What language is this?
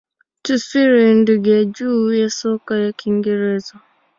Swahili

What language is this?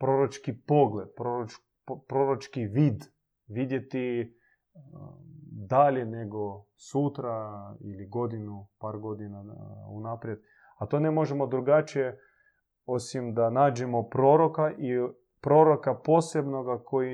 Croatian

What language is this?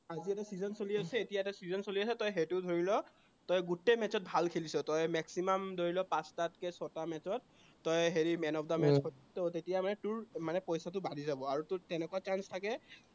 Assamese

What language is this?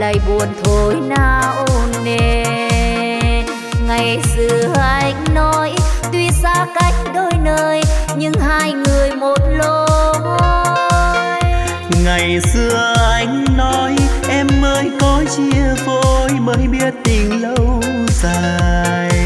Vietnamese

